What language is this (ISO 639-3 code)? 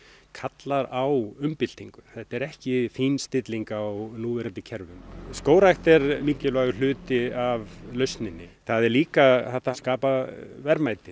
isl